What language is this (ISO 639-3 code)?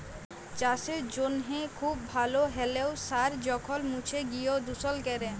ben